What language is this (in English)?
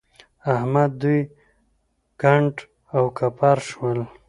Pashto